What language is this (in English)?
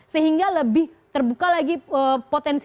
Indonesian